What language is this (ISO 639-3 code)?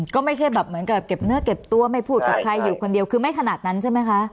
tha